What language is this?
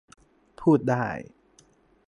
Thai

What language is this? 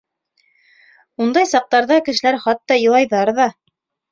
Bashkir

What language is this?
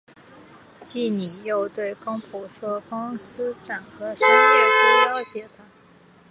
Chinese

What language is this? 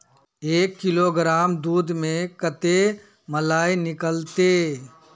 Magahi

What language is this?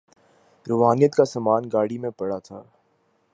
Urdu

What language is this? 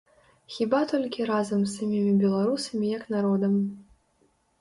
Belarusian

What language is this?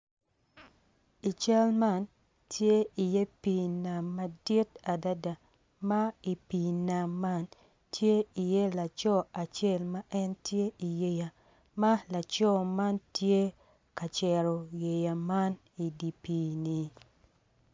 Acoli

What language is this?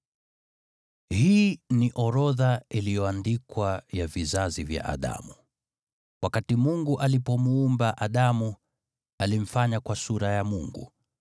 Swahili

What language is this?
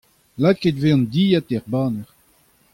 Breton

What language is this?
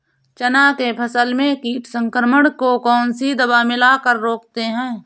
Hindi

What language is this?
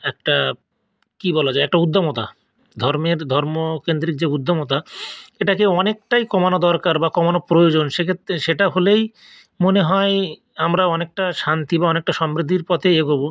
Bangla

